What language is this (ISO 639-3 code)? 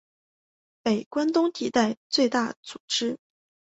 zho